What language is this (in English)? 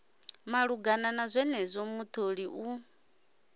Venda